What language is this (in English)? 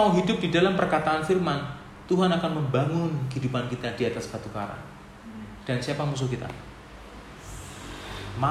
Indonesian